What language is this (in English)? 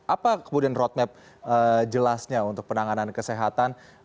Indonesian